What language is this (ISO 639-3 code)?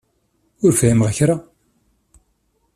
kab